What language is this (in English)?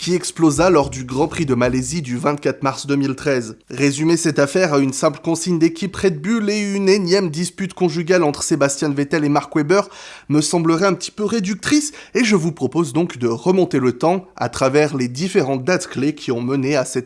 French